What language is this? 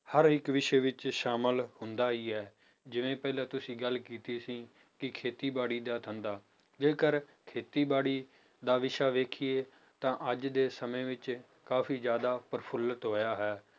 Punjabi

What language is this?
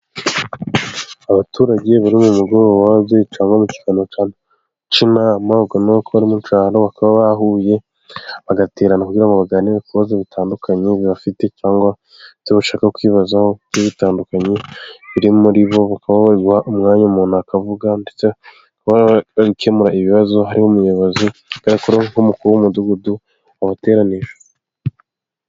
Kinyarwanda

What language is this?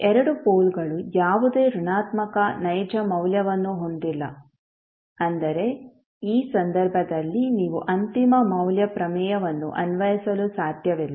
Kannada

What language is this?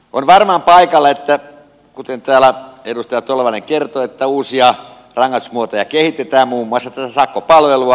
Finnish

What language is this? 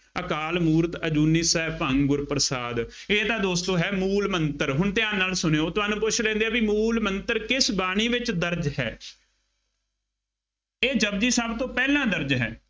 Punjabi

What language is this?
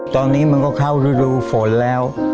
Thai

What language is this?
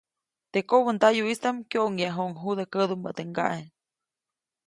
Copainalá Zoque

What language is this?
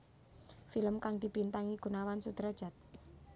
Javanese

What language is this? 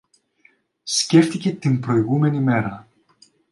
Greek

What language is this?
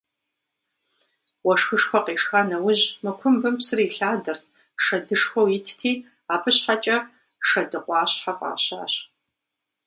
Kabardian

